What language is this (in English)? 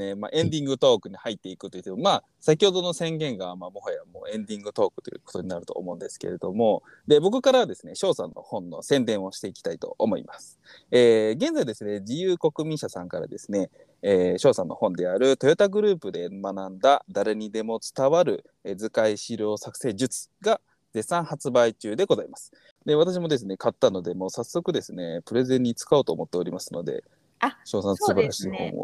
Japanese